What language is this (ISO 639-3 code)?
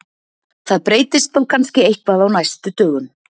isl